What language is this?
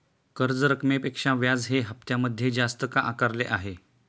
Marathi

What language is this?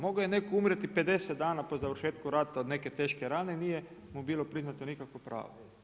Croatian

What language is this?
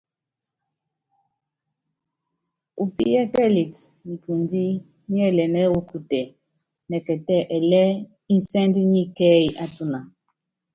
Yangben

